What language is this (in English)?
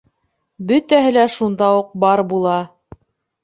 Bashkir